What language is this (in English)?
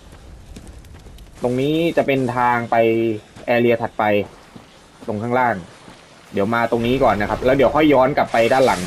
Thai